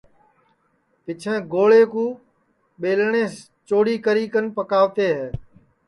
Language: Sansi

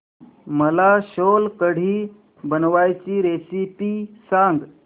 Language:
Marathi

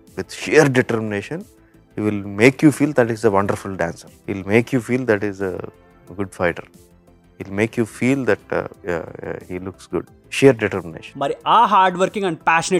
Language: Telugu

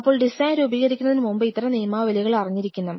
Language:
Malayalam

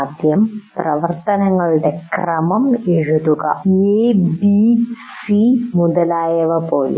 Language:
Malayalam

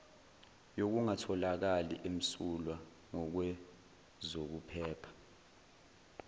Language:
Zulu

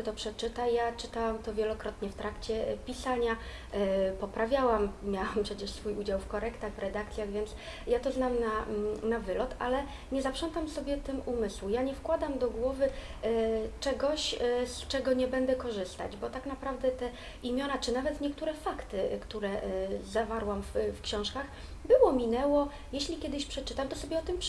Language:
Polish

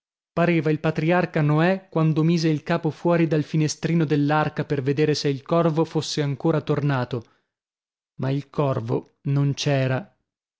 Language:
Italian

